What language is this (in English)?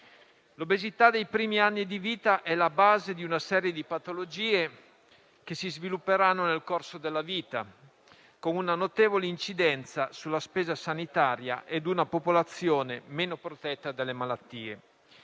Italian